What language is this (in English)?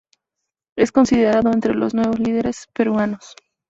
Spanish